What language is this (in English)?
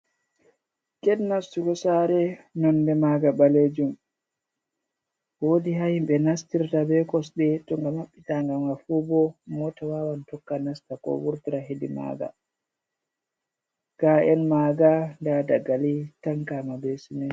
Fula